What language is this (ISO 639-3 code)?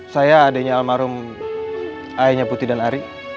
ind